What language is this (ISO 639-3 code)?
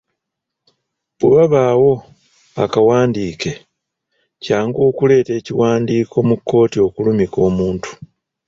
lug